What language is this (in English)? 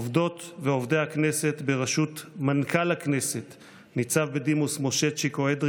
Hebrew